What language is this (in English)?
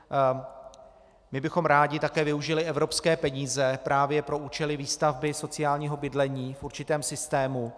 Czech